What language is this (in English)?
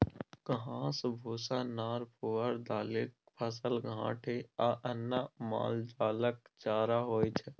Maithili